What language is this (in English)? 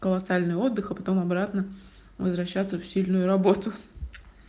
Russian